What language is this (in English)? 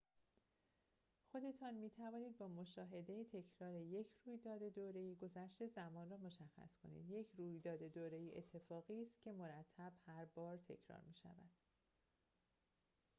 Persian